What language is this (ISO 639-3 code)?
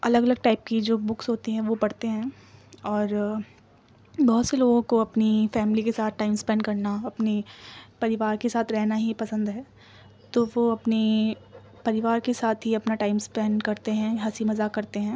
urd